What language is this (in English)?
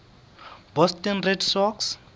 Southern Sotho